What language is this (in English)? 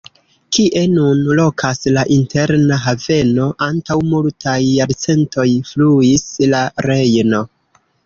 Esperanto